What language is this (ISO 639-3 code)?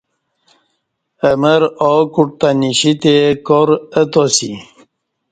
bsh